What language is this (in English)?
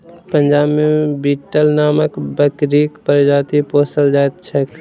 Maithili